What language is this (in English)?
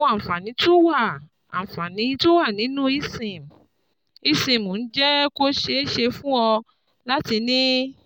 Yoruba